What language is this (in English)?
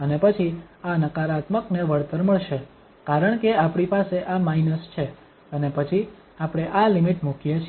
Gujarati